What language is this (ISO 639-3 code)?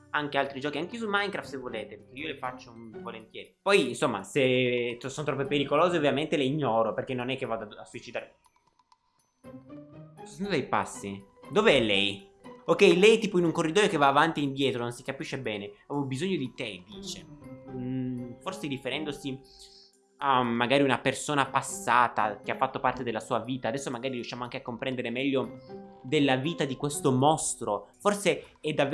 ita